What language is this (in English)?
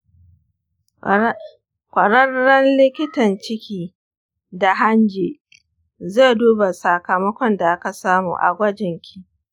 Hausa